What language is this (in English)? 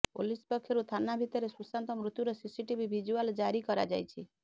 Odia